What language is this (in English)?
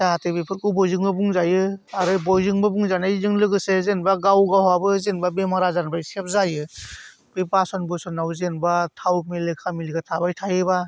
Bodo